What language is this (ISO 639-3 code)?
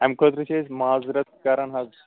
kas